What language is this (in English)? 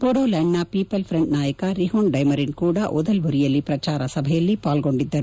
Kannada